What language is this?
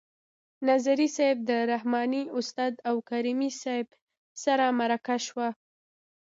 Pashto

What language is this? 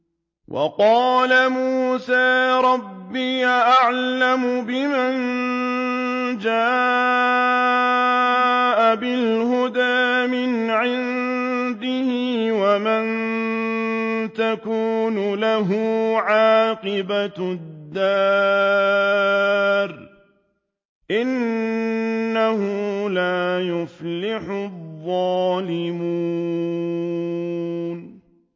Arabic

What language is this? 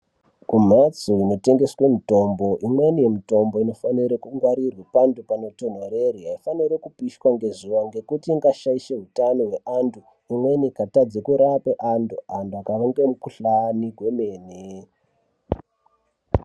Ndau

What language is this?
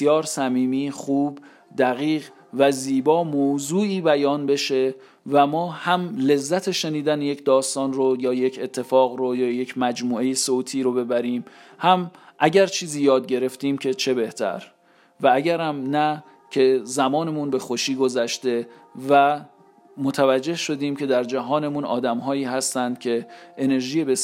Persian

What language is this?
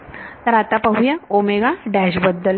Marathi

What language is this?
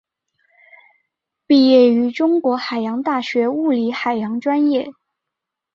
Chinese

